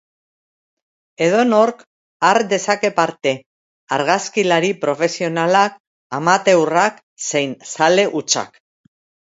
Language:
Basque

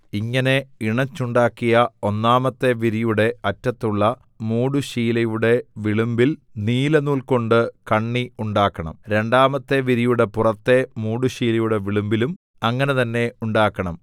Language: Malayalam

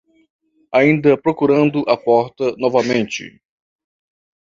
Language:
Portuguese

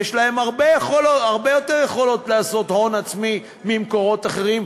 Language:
Hebrew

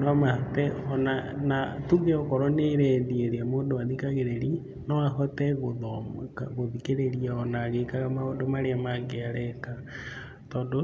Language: Kikuyu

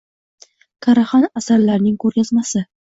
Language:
Uzbek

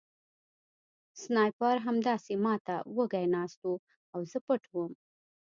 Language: Pashto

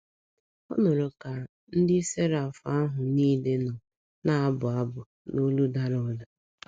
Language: Igbo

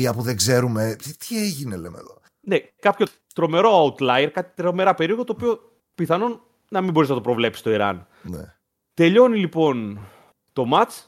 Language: Greek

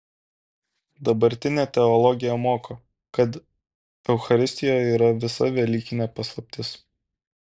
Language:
Lithuanian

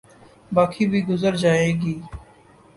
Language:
Urdu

